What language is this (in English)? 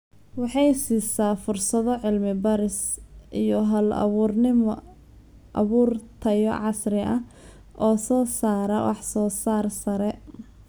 Somali